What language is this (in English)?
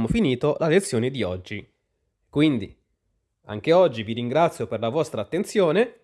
Italian